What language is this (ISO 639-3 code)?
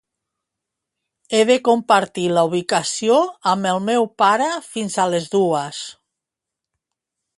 cat